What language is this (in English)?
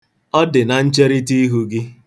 Igbo